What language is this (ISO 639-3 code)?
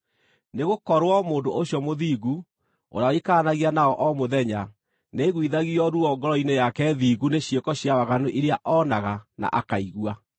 kik